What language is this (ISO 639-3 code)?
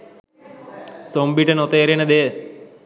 sin